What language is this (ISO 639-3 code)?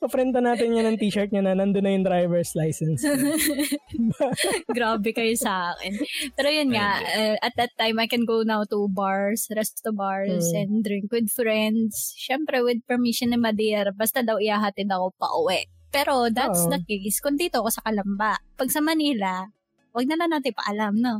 fil